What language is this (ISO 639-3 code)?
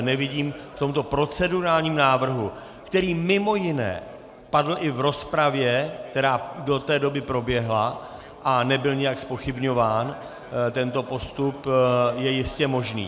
ces